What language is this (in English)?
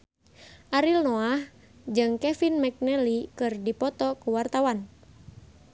Sundanese